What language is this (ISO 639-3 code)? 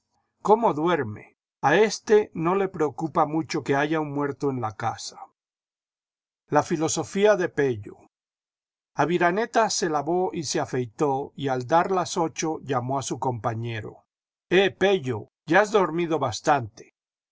spa